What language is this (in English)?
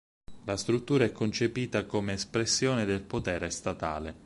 Italian